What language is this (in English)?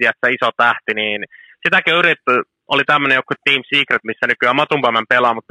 Finnish